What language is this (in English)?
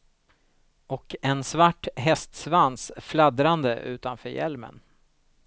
Swedish